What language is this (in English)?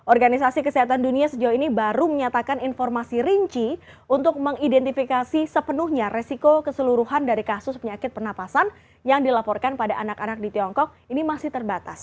Indonesian